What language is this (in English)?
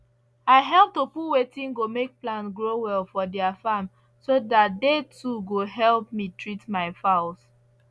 Nigerian Pidgin